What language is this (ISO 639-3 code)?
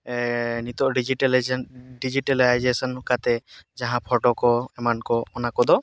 sat